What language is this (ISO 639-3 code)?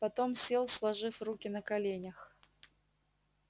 rus